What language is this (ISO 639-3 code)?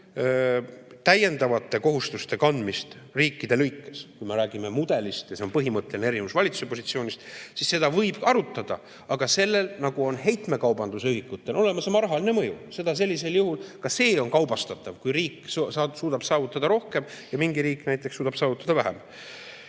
est